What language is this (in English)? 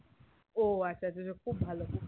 Bangla